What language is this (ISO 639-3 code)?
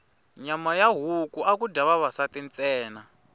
tso